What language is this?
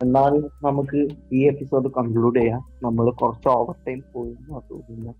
Malayalam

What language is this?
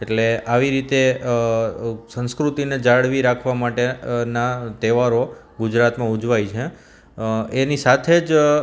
Gujarati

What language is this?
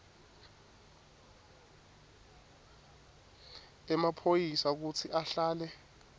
Swati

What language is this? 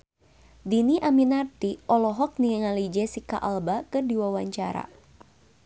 Sundanese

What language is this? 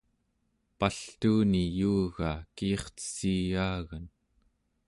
Central Yupik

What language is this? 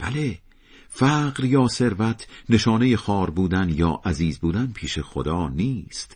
Persian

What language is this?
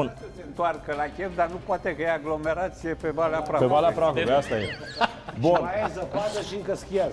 Romanian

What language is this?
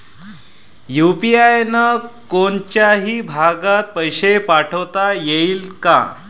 Marathi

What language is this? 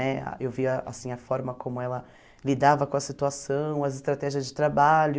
Portuguese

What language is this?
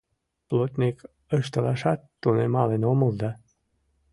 Mari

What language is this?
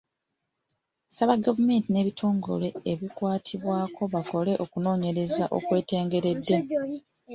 Ganda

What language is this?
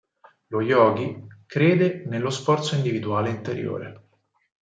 Italian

